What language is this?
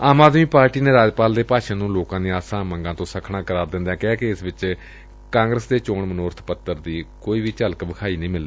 Punjabi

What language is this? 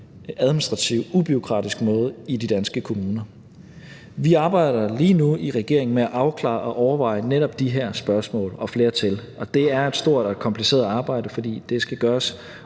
Danish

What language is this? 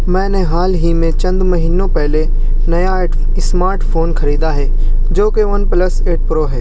Urdu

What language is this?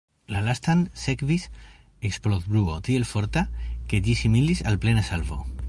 Esperanto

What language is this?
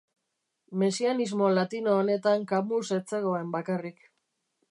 Basque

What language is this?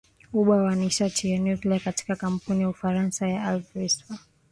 Swahili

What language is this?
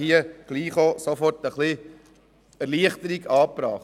Swiss German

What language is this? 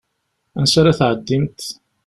Kabyle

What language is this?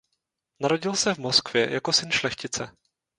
Czech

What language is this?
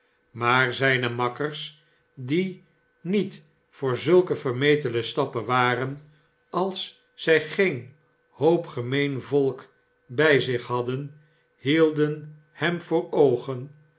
Dutch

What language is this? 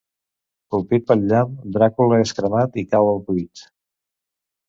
Catalan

